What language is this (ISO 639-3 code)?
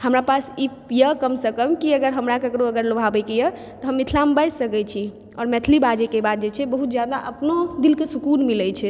mai